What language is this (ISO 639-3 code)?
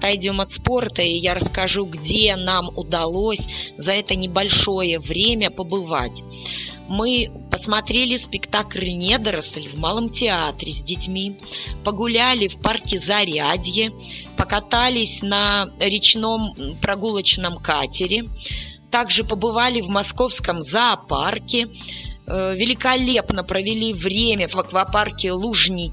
rus